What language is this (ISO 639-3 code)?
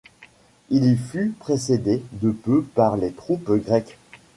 fra